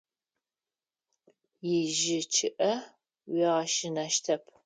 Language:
Adyghe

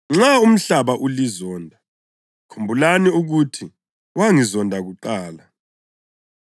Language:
North Ndebele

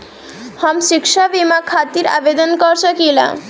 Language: Bhojpuri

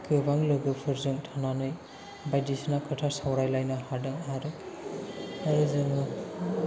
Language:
Bodo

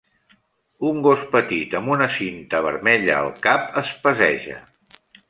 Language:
Catalan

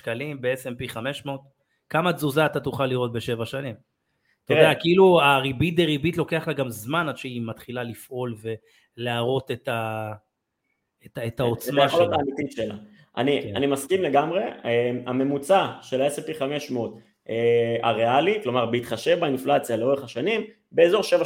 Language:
Hebrew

